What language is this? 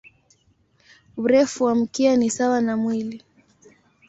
Swahili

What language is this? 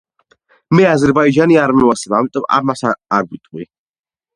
Georgian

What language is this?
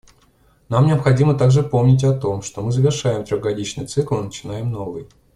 Russian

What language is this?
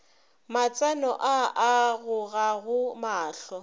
Northern Sotho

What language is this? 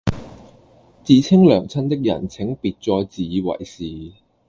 Cantonese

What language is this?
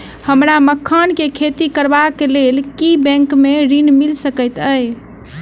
Maithili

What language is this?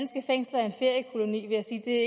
Danish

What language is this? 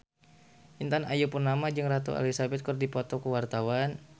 Sundanese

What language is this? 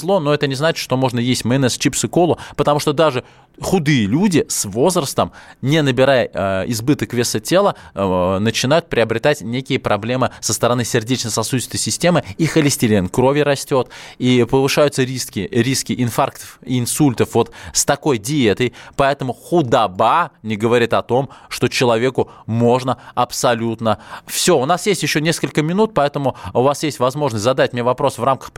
Russian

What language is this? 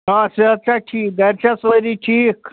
Kashmiri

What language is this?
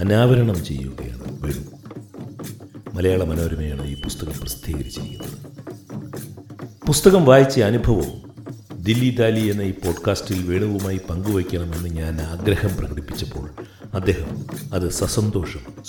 Malayalam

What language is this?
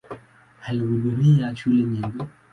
Swahili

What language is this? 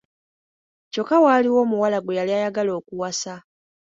Ganda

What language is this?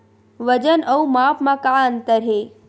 Chhattisgarhi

